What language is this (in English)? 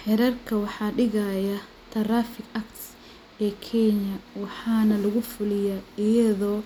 Somali